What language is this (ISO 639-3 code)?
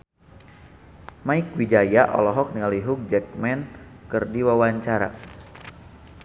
sun